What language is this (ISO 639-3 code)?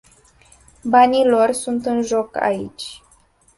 ron